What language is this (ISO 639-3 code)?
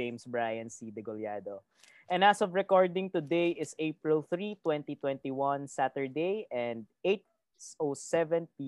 fil